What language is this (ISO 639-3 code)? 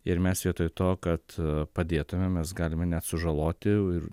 lit